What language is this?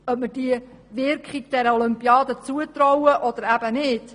Swiss German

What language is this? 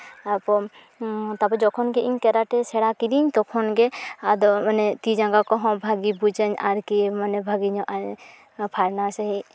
Santali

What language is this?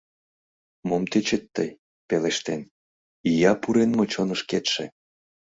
Mari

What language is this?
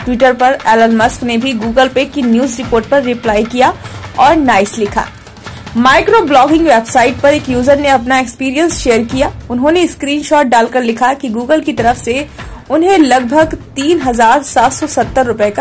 Hindi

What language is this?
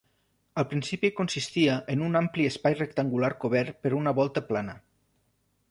Catalan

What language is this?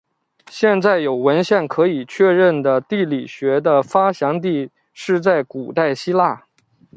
Chinese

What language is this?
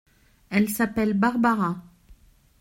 French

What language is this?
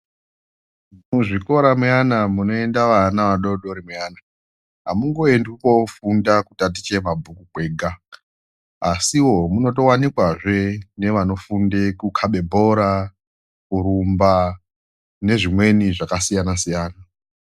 Ndau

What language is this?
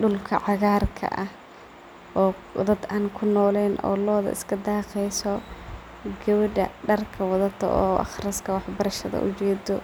Somali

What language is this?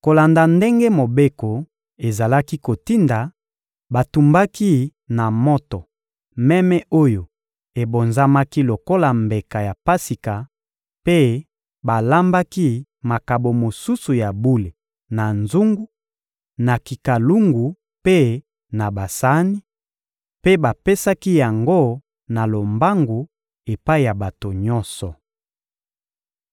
Lingala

